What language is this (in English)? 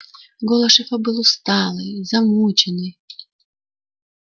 Russian